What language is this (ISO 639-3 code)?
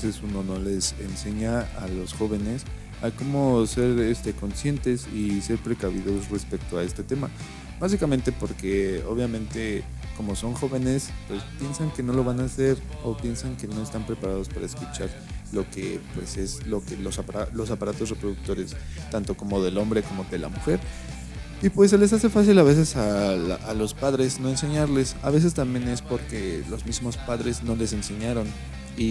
spa